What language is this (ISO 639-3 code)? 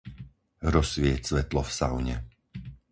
slk